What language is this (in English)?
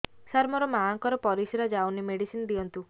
Odia